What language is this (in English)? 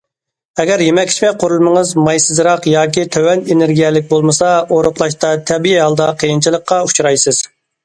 Uyghur